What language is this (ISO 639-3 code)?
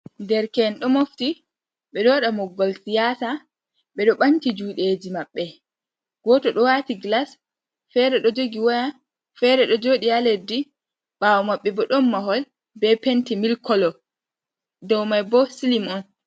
ful